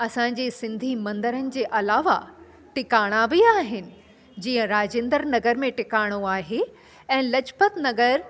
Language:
Sindhi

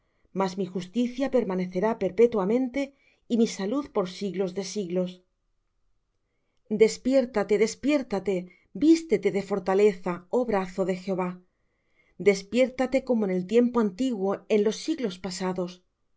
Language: Spanish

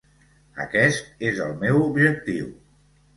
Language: Catalan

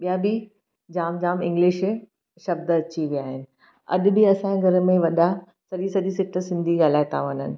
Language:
Sindhi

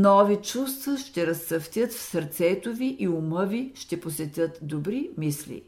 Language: Bulgarian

